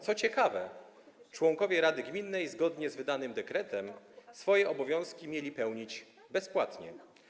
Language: Polish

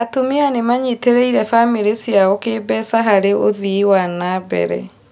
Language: Kikuyu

